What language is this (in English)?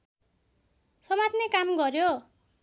Nepali